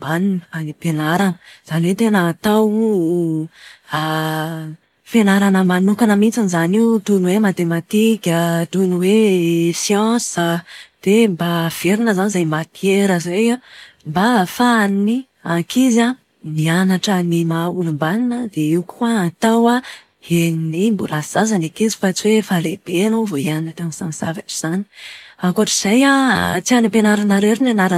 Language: Malagasy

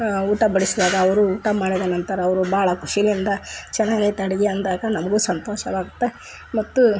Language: Kannada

